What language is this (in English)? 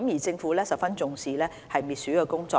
Cantonese